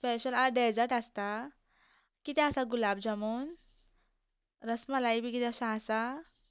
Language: Konkani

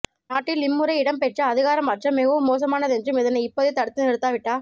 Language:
Tamil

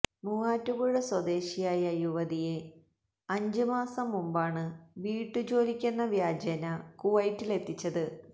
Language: Malayalam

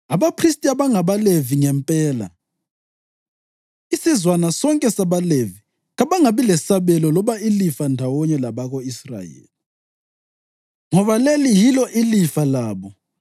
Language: North Ndebele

